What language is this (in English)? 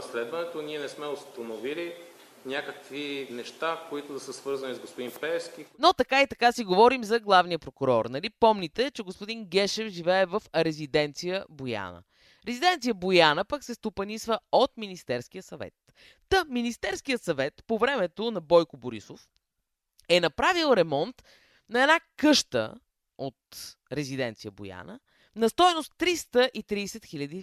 Bulgarian